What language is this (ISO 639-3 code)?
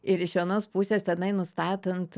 lit